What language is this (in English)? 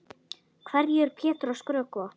Icelandic